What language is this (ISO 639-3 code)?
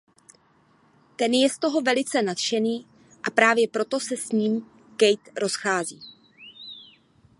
ces